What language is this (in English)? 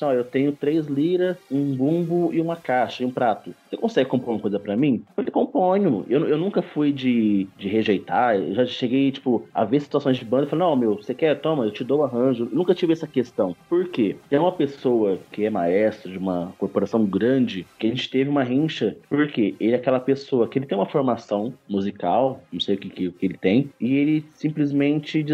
Portuguese